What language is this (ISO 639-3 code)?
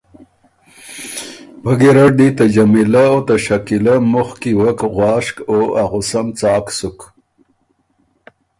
oru